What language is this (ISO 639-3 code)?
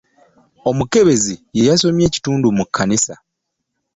lug